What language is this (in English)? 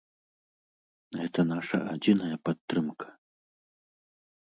Belarusian